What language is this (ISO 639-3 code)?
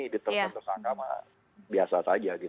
ind